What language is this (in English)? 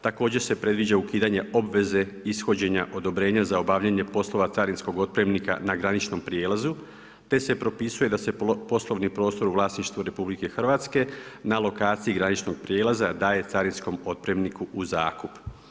Croatian